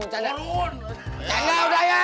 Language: Indonesian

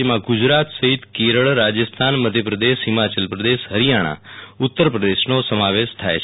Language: Gujarati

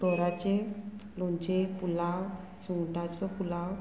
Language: Konkani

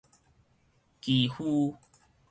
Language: Min Nan Chinese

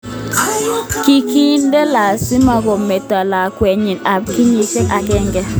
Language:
Kalenjin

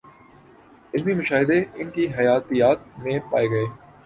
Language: Urdu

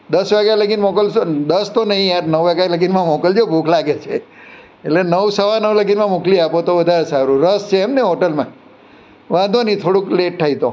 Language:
Gujarati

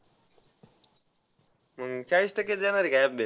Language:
Marathi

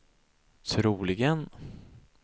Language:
Swedish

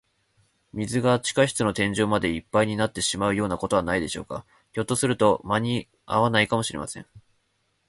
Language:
Japanese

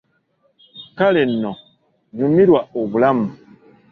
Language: Ganda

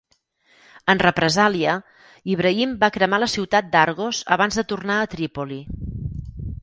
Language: Catalan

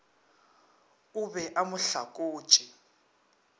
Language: Northern Sotho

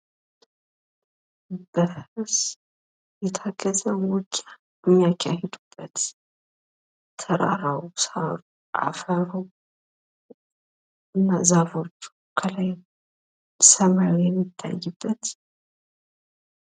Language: Amharic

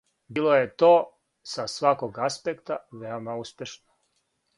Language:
Serbian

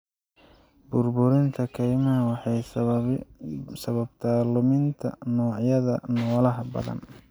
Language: Somali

